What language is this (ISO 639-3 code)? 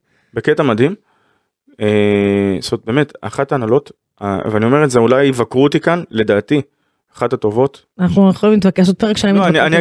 heb